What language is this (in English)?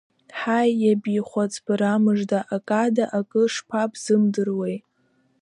Abkhazian